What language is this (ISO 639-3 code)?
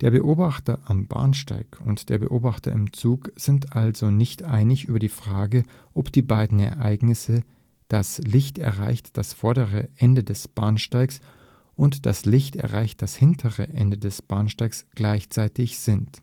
deu